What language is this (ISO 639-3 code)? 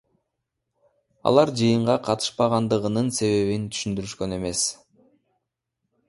kir